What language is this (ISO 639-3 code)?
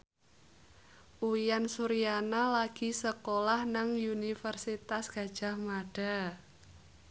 jav